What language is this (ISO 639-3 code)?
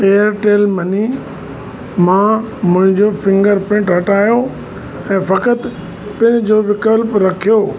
snd